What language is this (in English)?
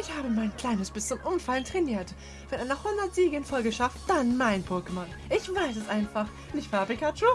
German